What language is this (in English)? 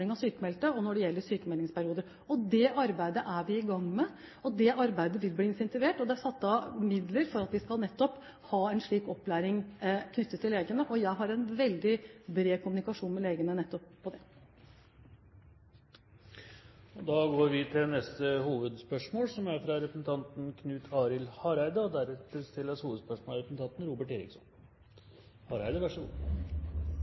Norwegian